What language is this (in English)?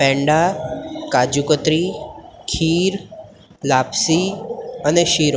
Gujarati